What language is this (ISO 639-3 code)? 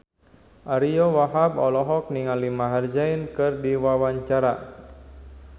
sun